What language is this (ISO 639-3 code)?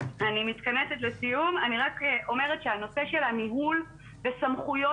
heb